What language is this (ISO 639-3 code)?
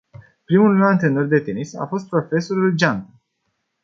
ron